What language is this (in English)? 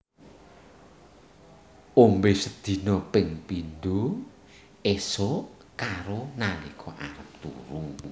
Javanese